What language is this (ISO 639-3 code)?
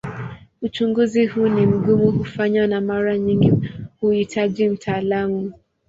swa